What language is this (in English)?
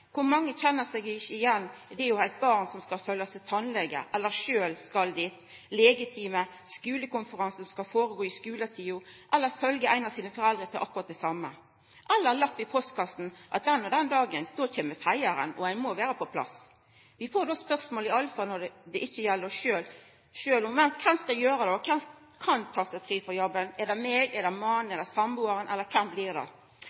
Norwegian Nynorsk